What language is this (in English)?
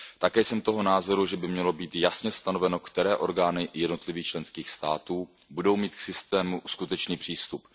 Czech